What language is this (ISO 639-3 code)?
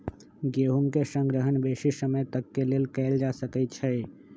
mag